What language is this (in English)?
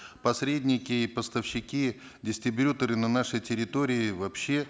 Kazakh